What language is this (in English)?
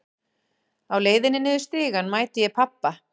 Icelandic